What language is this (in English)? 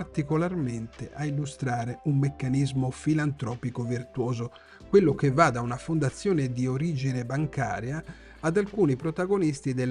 Italian